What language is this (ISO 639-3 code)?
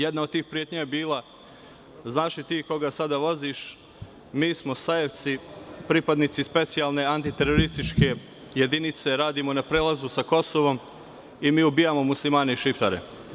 srp